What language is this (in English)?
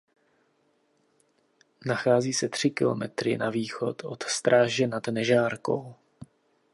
Czech